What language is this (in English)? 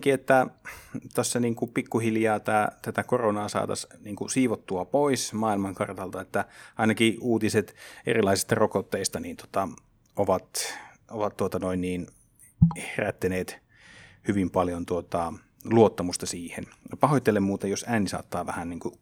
Finnish